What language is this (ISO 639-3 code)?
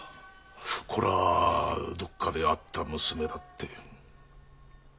jpn